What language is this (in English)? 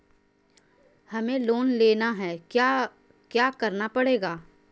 Magahi